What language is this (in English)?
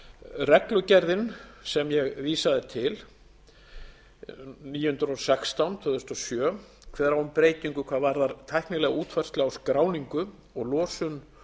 Icelandic